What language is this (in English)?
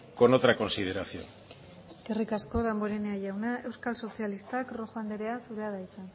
Basque